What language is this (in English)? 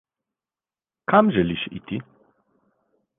Slovenian